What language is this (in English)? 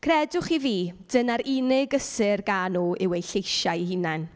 Welsh